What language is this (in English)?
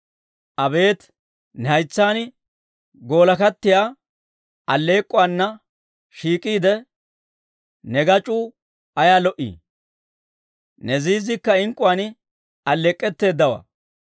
Dawro